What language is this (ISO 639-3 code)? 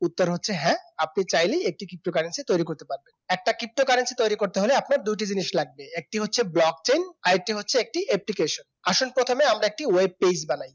ben